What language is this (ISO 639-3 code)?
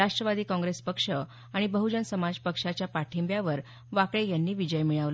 mar